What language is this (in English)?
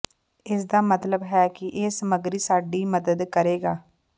Punjabi